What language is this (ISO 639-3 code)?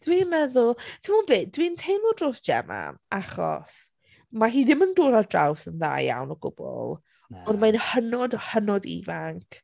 cym